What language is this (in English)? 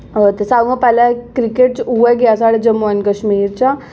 Dogri